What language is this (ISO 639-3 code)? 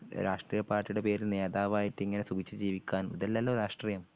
mal